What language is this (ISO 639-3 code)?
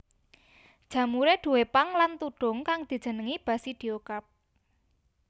jav